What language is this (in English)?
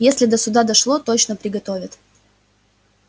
Russian